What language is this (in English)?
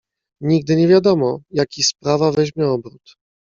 Polish